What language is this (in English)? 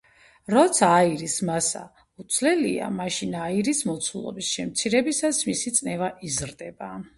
Georgian